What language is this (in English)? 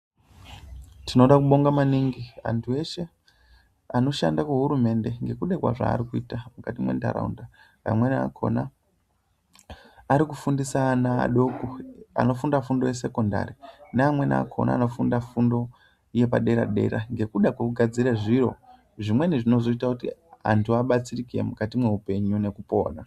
Ndau